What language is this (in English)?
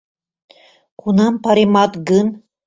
Mari